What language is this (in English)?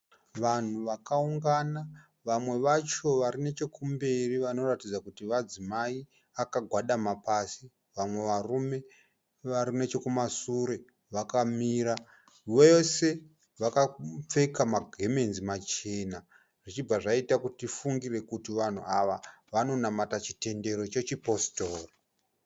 Shona